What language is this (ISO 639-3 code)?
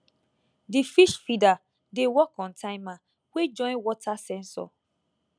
pcm